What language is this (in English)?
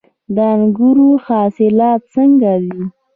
Pashto